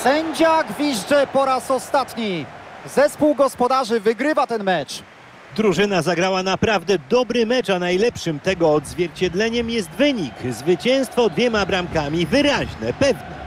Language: Polish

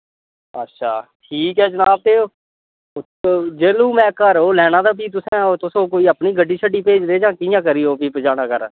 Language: Dogri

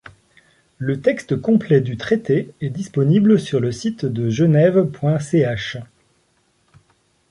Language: French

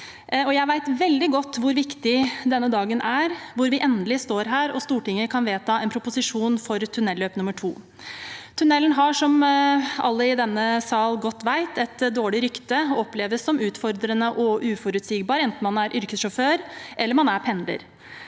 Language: Norwegian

